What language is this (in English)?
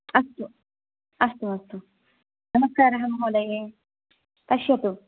Sanskrit